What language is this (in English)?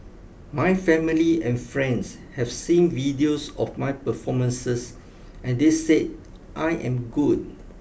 English